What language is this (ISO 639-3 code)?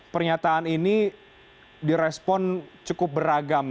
ind